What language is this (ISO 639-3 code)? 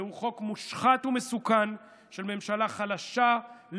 heb